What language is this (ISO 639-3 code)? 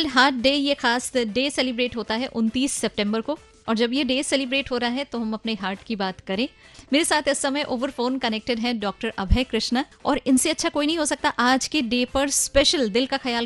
hin